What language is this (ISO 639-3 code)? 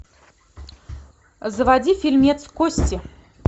rus